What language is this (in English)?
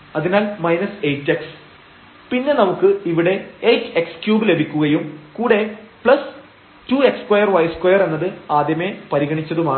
Malayalam